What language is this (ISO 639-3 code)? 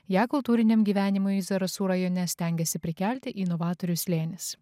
lit